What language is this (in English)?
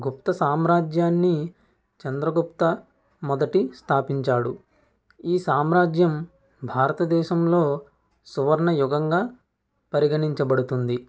Telugu